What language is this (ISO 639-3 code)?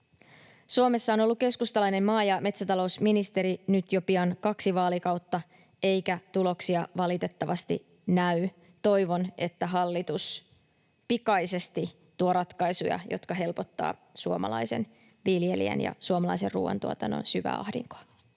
fin